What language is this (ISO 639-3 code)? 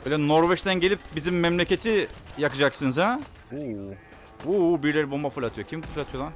tur